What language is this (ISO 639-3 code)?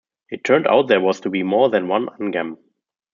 eng